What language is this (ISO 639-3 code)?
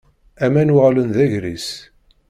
kab